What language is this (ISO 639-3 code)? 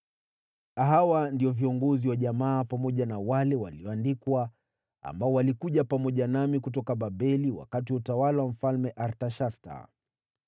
swa